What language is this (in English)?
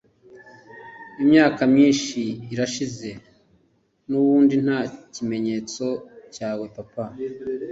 Kinyarwanda